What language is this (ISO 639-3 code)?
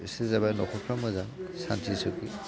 brx